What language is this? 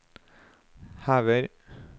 Norwegian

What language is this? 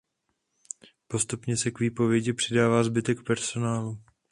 Czech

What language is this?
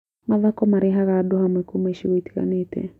Kikuyu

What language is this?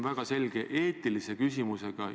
Estonian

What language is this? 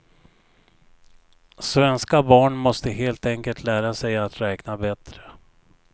Swedish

